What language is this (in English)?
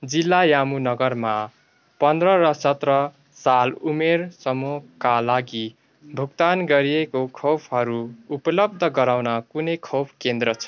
Nepali